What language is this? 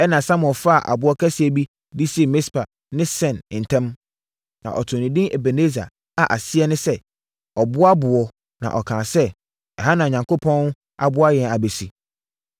Akan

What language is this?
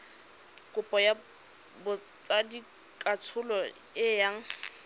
Tswana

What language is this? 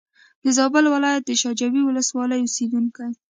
Pashto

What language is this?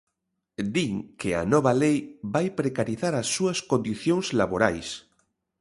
Galician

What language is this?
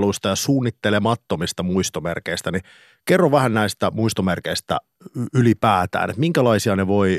Finnish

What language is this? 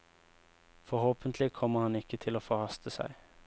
Norwegian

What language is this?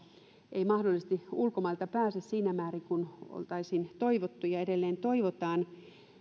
Finnish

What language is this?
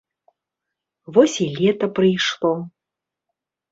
Belarusian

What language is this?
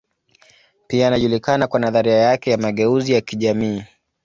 Swahili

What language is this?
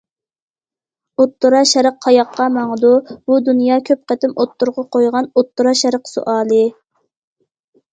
Uyghur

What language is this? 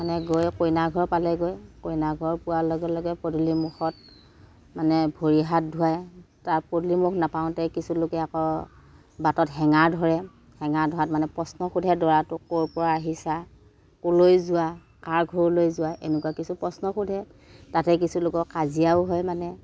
Assamese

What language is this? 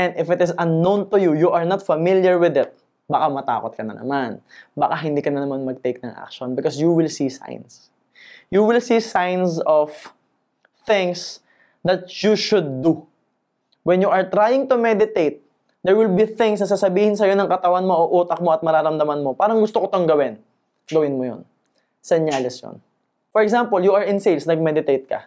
Filipino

